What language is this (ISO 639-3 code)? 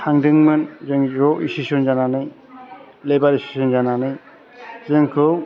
brx